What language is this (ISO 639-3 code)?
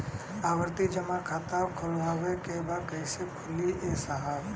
bho